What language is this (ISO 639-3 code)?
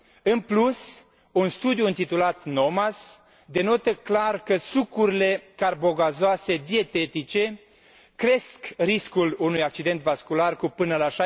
ron